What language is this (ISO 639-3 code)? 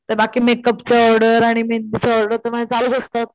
mar